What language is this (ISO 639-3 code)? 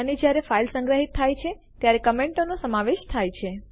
guj